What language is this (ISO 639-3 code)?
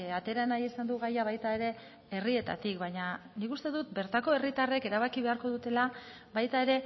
eus